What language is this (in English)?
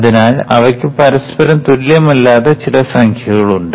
Malayalam